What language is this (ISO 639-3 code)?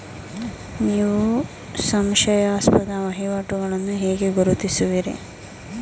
kan